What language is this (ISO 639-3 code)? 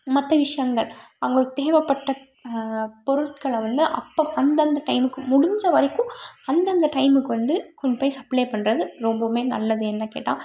tam